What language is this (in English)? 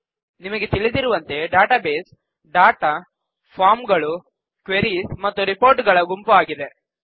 Kannada